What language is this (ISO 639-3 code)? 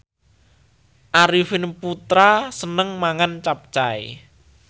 jav